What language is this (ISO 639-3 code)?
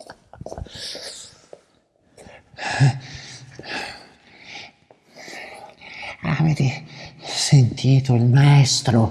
ita